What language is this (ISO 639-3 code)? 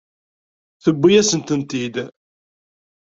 kab